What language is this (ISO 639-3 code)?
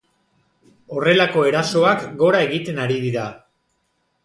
eus